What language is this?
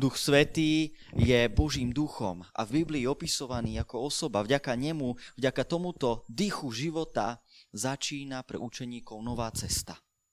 Slovak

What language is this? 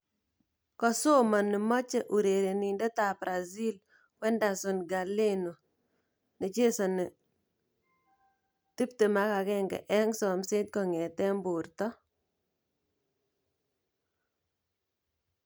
Kalenjin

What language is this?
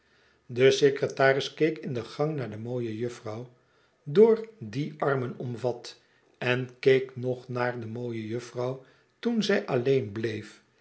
Dutch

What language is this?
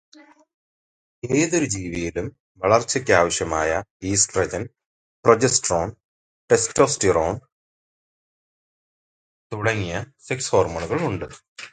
Malayalam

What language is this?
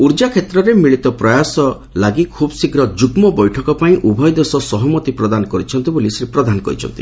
Odia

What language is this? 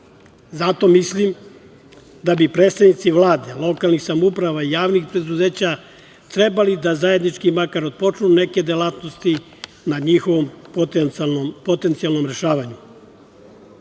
Serbian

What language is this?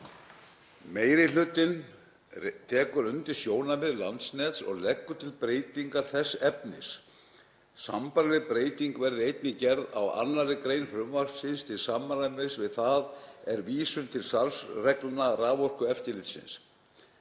Icelandic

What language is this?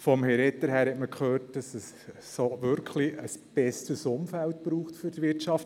Swiss German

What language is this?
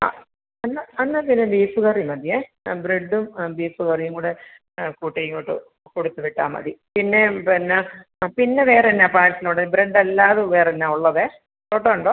Malayalam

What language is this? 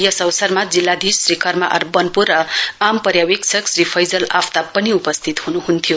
Nepali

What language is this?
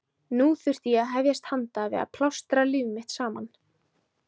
Icelandic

